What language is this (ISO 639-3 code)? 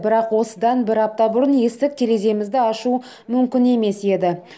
kaz